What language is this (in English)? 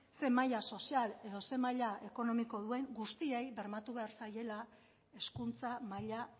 Basque